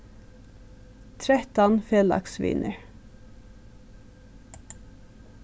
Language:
Faroese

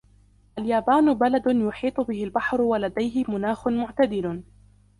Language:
Arabic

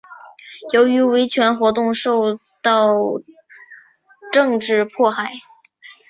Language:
Chinese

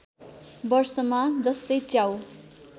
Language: Nepali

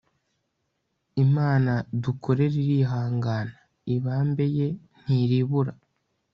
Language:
Kinyarwanda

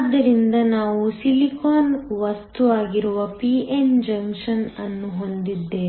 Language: Kannada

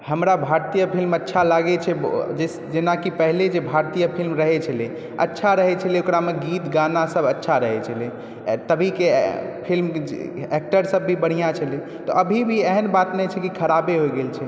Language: Maithili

